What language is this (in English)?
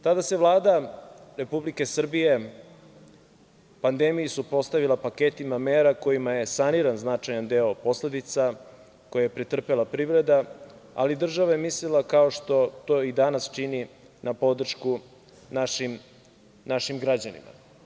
Serbian